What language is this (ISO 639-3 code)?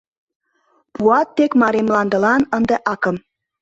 chm